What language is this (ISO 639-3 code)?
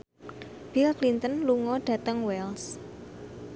jav